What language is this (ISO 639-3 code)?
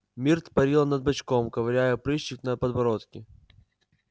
rus